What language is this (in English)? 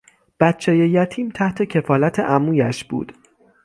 Persian